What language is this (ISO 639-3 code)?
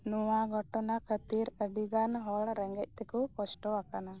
sat